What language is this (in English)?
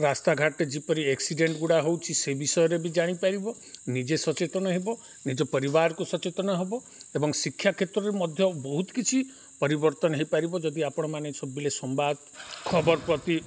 Odia